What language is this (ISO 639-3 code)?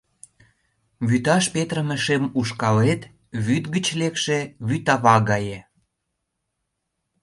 chm